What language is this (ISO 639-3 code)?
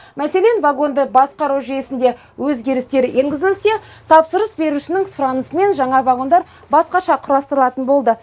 kaz